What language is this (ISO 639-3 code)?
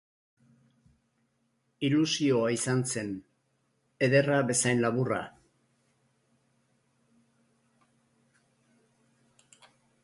eus